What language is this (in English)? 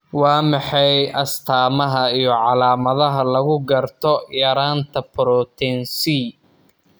Somali